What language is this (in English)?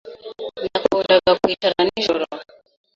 Kinyarwanda